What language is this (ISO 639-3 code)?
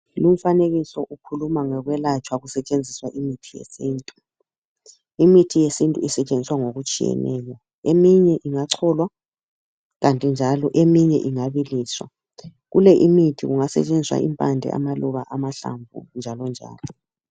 nde